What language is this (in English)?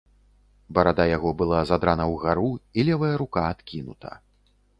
Belarusian